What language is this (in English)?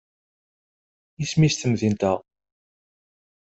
Kabyle